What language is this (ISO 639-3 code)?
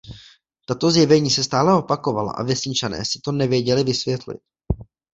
ces